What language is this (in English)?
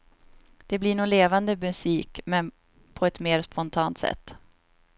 Swedish